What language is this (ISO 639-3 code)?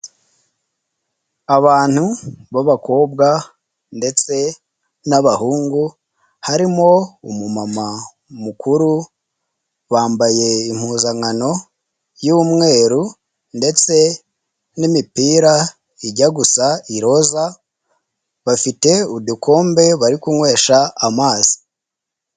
kin